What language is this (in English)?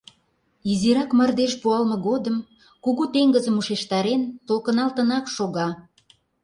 Mari